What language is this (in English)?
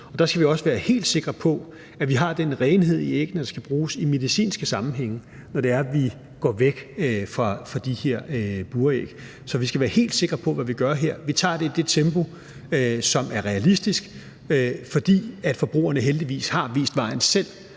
Danish